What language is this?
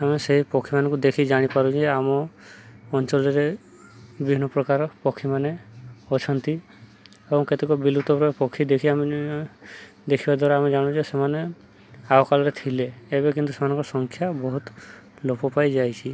Odia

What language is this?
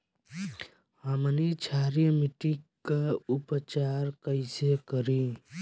Bhojpuri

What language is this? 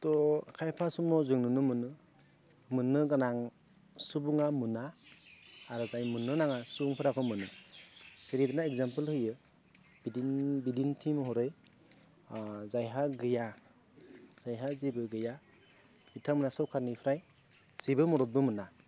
Bodo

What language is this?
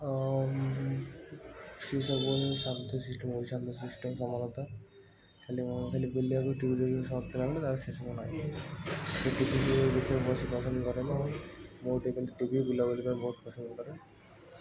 Odia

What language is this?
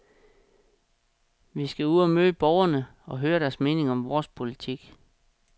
Danish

